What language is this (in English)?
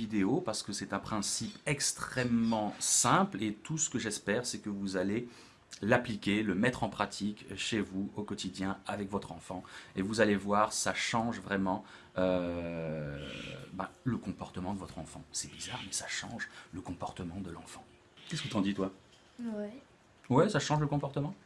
French